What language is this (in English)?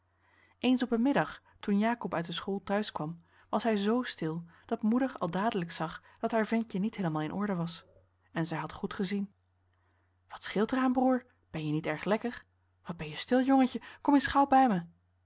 Dutch